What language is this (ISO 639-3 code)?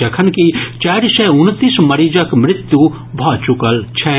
mai